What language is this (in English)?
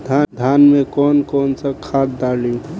Bhojpuri